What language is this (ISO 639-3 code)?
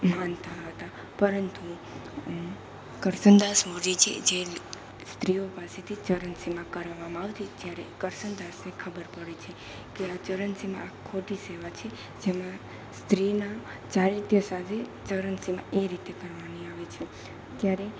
guj